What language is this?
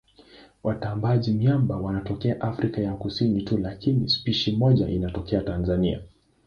Swahili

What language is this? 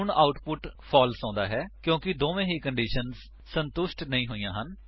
Punjabi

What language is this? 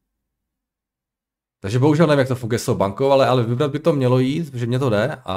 Czech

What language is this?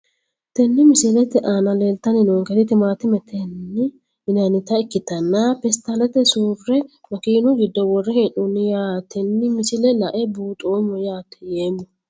Sidamo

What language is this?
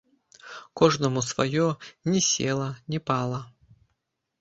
Belarusian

